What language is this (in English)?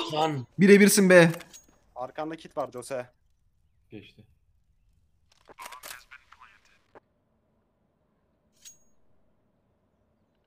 Turkish